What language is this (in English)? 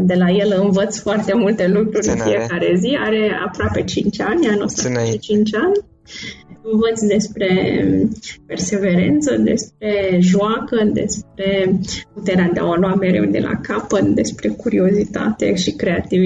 Romanian